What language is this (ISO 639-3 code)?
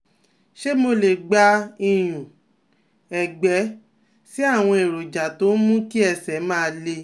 yor